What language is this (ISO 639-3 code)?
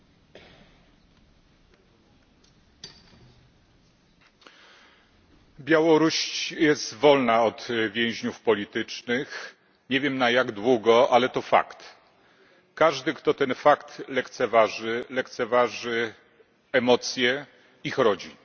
pol